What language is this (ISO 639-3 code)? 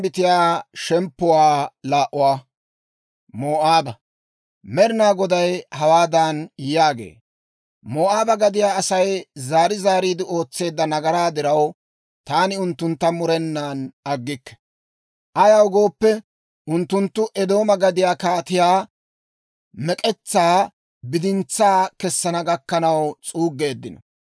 dwr